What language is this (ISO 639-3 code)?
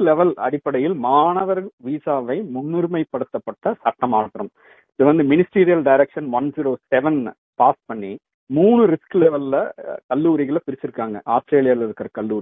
tam